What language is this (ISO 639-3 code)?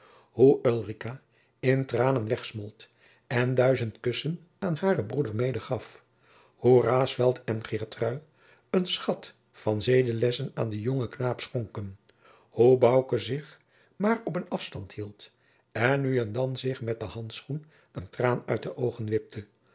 nld